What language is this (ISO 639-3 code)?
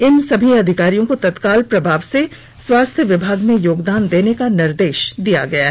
hin